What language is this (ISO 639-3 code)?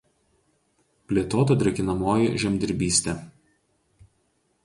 lit